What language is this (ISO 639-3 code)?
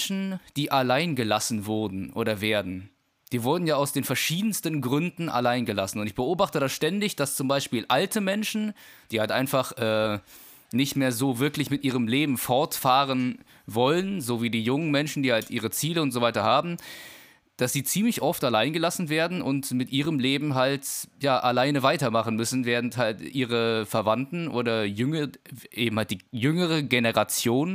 deu